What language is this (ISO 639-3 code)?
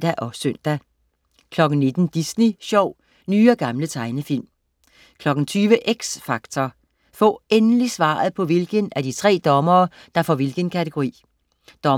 dan